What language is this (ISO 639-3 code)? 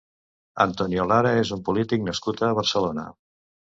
cat